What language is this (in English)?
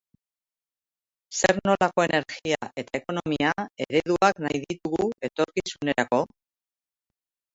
Basque